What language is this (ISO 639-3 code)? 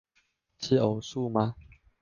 zho